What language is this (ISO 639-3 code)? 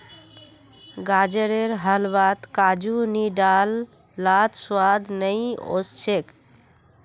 mag